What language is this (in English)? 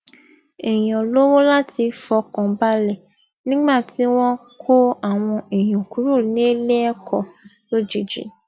Yoruba